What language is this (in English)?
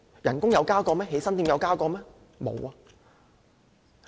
Cantonese